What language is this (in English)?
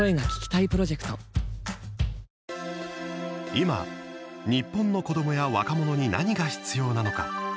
Japanese